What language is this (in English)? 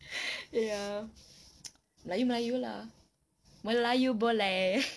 English